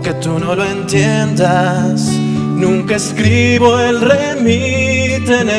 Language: Arabic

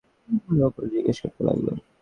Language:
Bangla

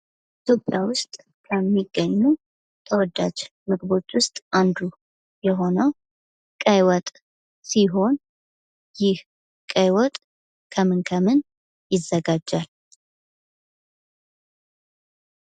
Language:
Amharic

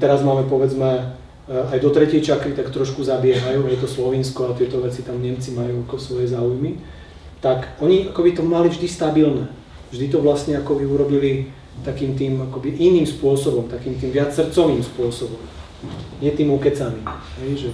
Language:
Czech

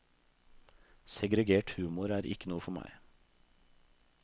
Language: Norwegian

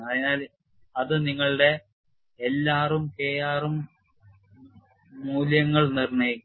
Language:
Malayalam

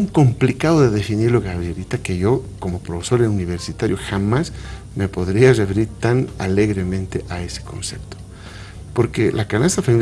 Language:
Spanish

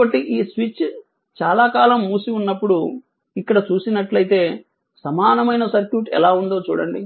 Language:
Telugu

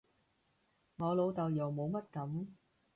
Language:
Cantonese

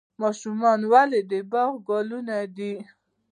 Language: Pashto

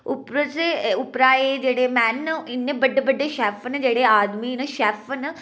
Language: Dogri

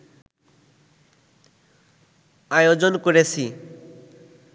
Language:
Bangla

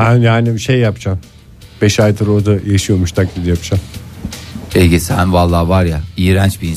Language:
Turkish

